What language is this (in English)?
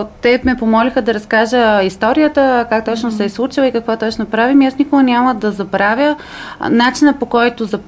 Bulgarian